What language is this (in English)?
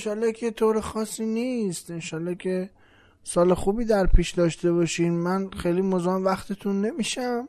Persian